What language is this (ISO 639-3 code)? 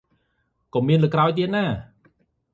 khm